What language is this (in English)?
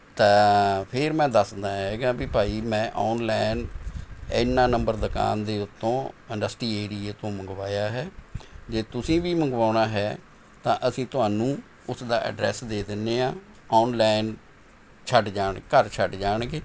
Punjabi